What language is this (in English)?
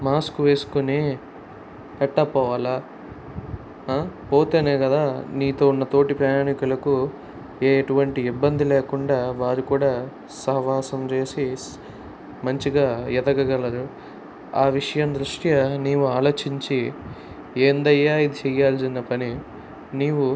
Telugu